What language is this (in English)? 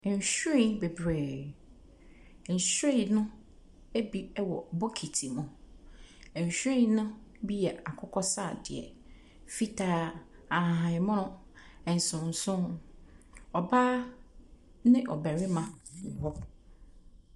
Akan